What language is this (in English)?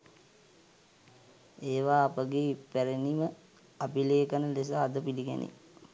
Sinhala